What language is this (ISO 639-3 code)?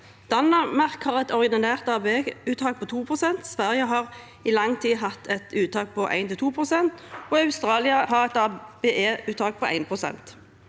nor